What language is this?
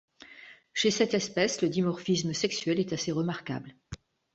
French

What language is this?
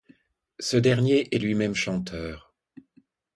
French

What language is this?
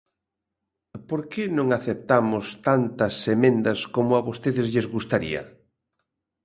Galician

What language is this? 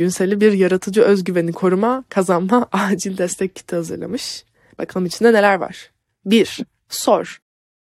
Turkish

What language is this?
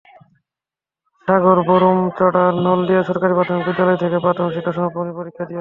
Bangla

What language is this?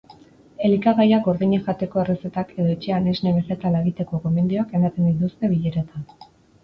Basque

